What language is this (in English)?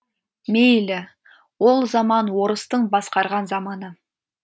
Kazakh